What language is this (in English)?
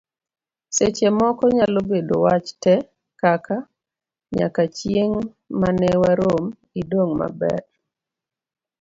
Luo (Kenya and Tanzania)